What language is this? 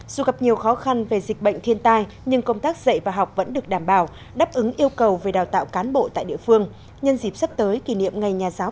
Vietnamese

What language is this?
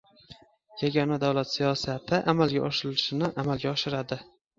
Uzbek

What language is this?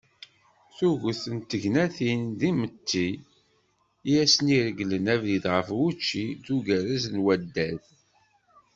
Kabyle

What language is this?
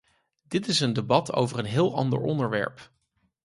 Dutch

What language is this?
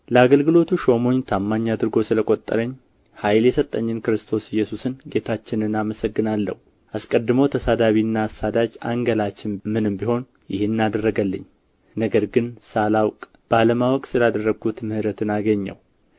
Amharic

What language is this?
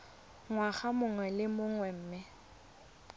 Tswana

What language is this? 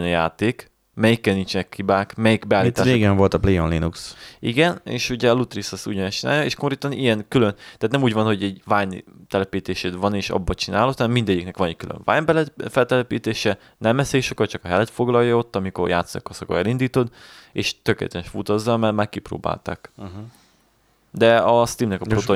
Hungarian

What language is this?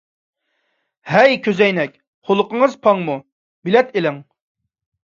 Uyghur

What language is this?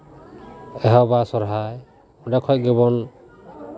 Santali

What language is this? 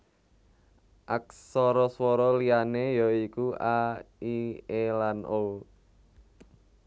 Javanese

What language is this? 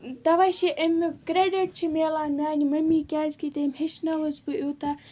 Kashmiri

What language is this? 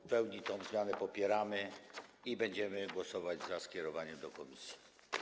Polish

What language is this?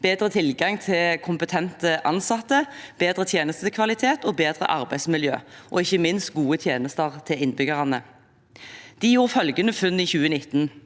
Norwegian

